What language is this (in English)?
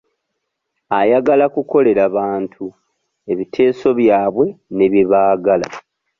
Ganda